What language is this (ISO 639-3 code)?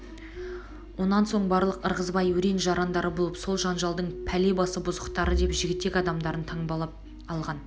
kaz